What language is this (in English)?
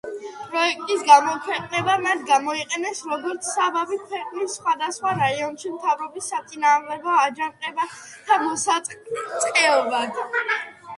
Georgian